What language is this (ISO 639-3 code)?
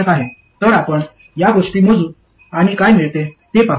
mar